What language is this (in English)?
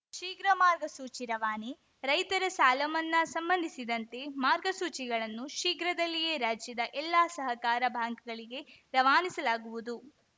Kannada